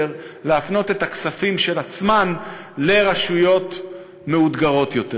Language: Hebrew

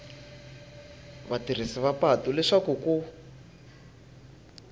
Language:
Tsonga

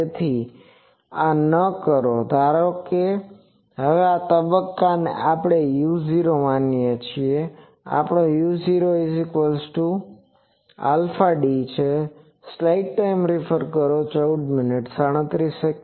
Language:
Gujarati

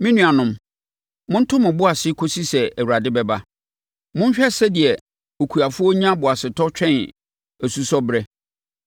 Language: Akan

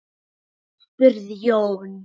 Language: Icelandic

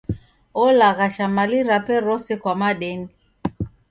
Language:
Taita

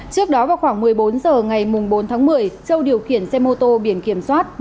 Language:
Vietnamese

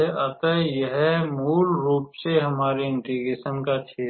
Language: Hindi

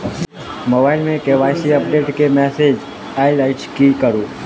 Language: Maithili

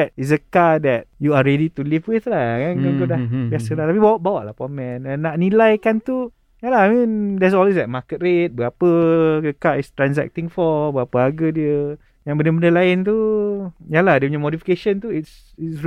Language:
Malay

